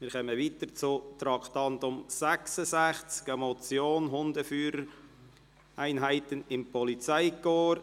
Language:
Swiss German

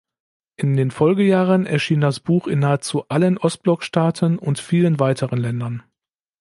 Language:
German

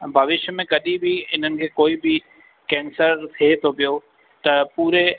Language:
Sindhi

